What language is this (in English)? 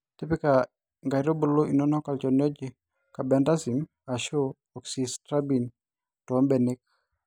Masai